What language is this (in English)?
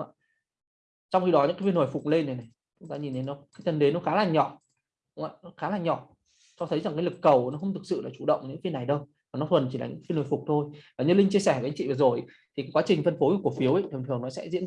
Vietnamese